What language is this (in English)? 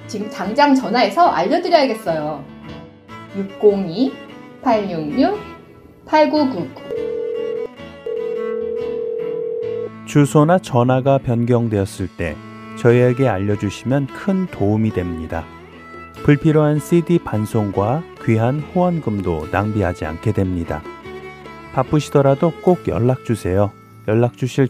Korean